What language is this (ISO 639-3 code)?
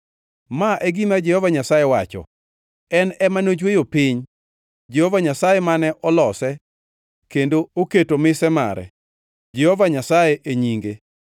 luo